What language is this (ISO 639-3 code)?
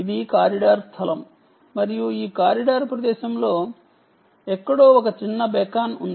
tel